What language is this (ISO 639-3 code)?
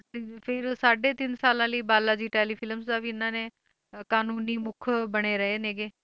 pan